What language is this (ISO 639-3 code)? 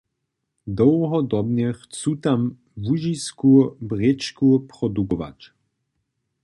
hsb